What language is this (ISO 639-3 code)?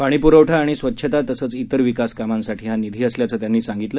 mar